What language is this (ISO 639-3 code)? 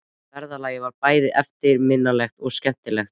isl